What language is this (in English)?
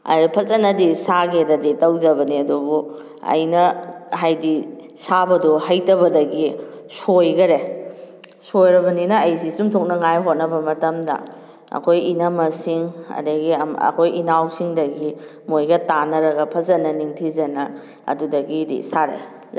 Manipuri